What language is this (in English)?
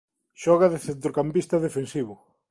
Galician